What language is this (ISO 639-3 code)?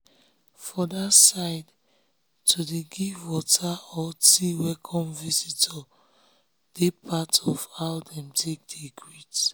pcm